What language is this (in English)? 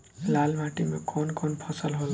Bhojpuri